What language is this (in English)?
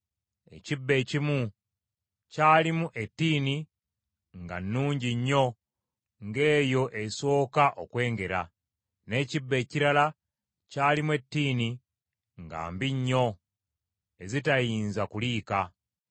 Ganda